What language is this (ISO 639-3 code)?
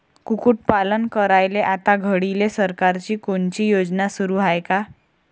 mar